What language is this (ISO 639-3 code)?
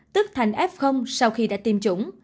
vie